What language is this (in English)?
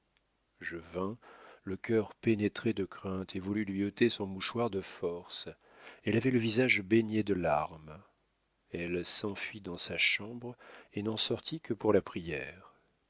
French